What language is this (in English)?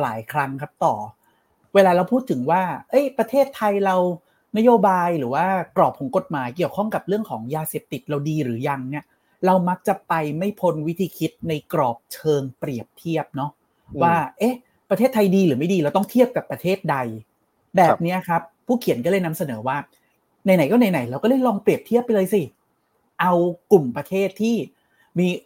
Thai